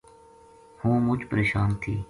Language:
Gujari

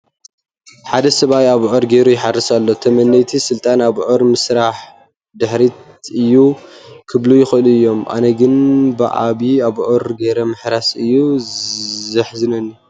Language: Tigrinya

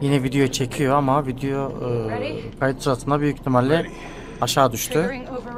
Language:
Turkish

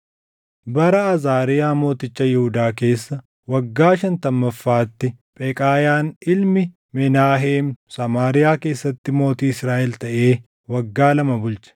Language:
Oromo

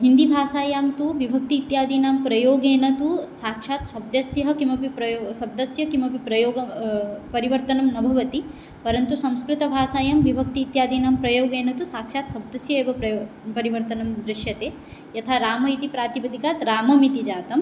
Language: Sanskrit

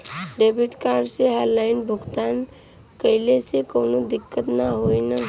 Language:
Bhojpuri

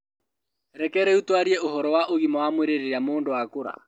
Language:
Kikuyu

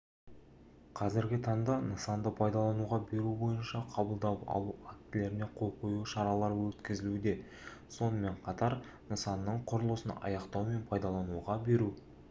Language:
Kazakh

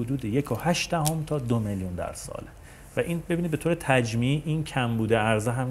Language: Persian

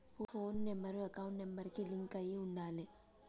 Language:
Telugu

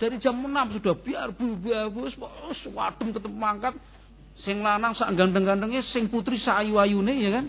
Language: Indonesian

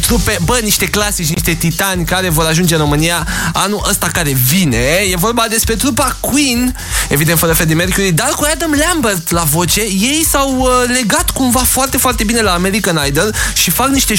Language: Romanian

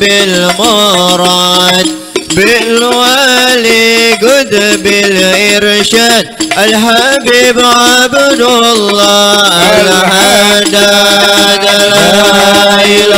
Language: Arabic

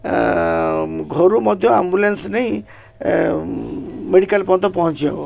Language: Odia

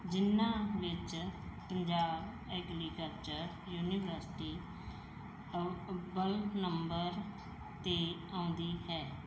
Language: Punjabi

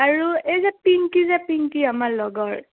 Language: Assamese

